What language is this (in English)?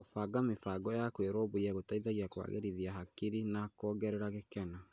Kikuyu